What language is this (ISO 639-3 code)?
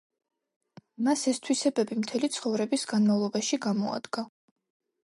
kat